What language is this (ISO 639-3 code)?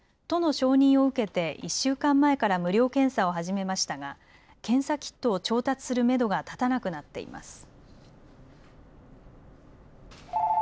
jpn